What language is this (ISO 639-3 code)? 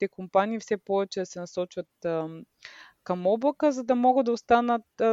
bul